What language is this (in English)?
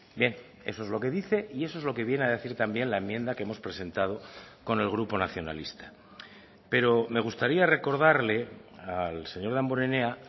Spanish